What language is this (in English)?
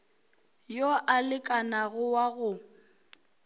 Northern Sotho